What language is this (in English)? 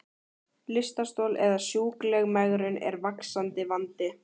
Icelandic